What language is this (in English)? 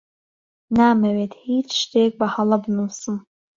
Central Kurdish